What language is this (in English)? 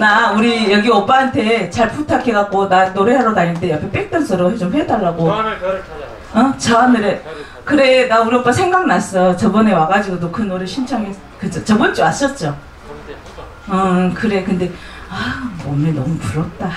Korean